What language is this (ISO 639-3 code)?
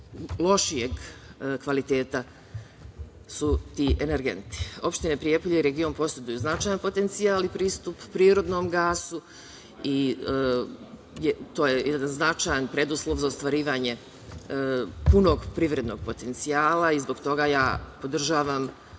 srp